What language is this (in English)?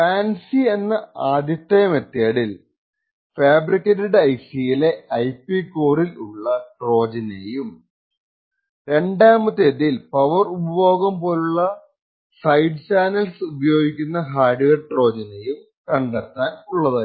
Malayalam